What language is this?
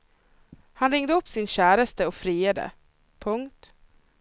Swedish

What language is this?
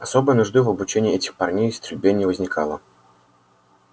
Russian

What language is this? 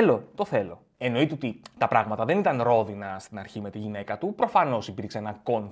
Greek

